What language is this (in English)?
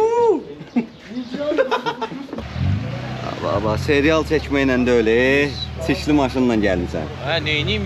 Turkish